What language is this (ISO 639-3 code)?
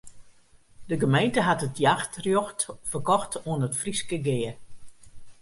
fry